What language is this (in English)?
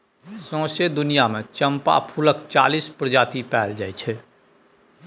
Maithili